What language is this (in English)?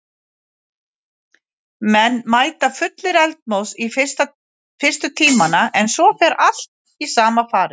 Icelandic